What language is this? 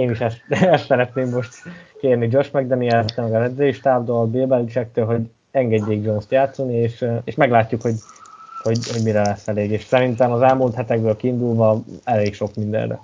Hungarian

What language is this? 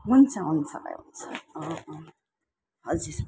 Nepali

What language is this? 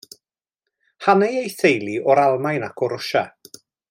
Welsh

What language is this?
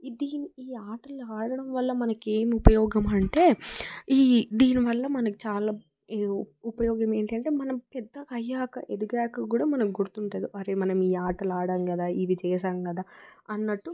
Telugu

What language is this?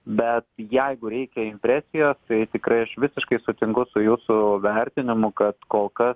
Lithuanian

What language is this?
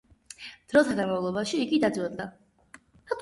Georgian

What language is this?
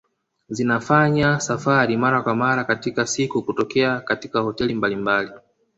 Swahili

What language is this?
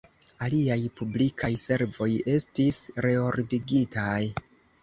Esperanto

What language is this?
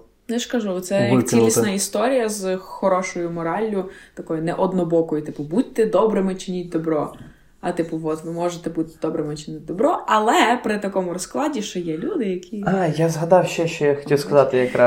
Ukrainian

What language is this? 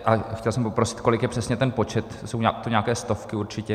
Czech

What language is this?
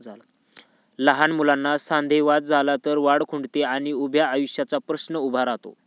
Marathi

